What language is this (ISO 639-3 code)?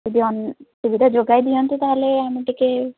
ori